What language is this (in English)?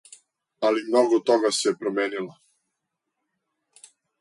Serbian